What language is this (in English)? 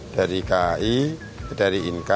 Indonesian